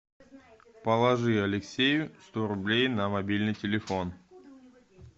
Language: Russian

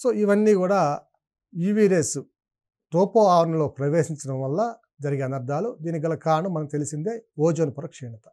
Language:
Telugu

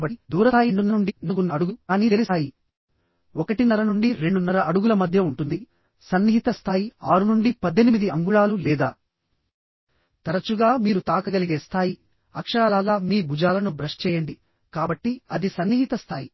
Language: Telugu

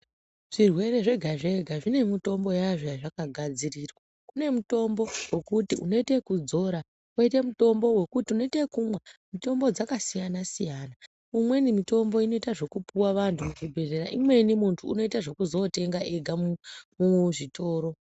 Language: Ndau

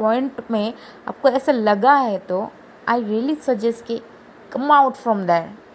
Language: Hindi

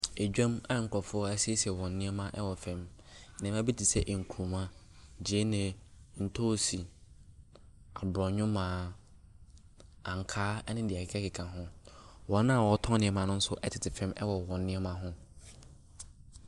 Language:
Akan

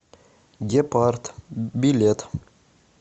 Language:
Russian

